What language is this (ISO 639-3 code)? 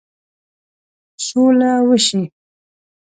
pus